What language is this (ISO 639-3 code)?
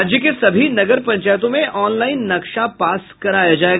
hin